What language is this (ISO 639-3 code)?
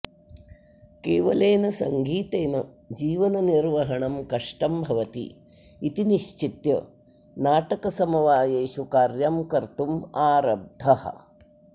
san